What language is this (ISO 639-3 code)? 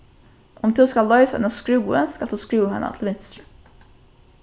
fao